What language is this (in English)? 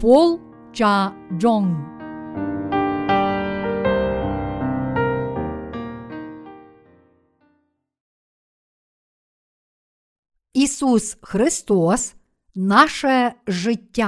Ukrainian